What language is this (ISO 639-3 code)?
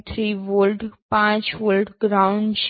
guj